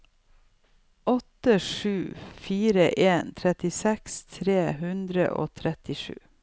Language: Norwegian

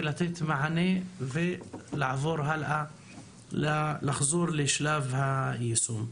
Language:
Hebrew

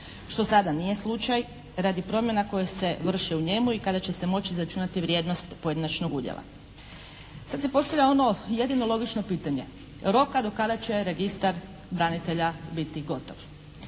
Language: Croatian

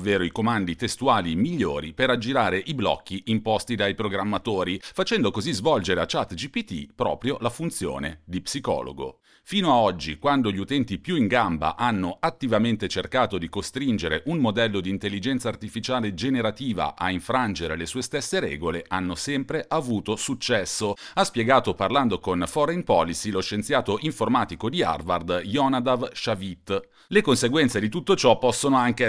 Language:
Italian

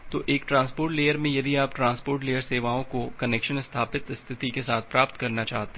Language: Hindi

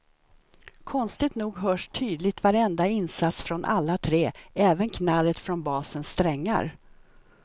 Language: Swedish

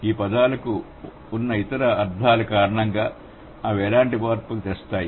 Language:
Telugu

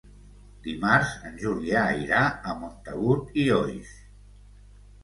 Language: Catalan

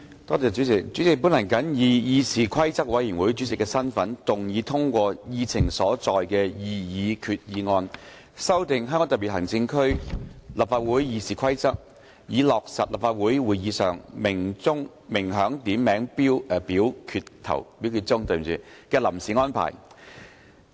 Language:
Cantonese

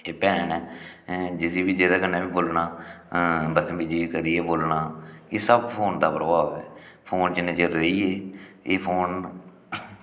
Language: Dogri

